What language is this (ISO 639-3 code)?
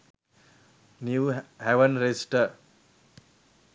sin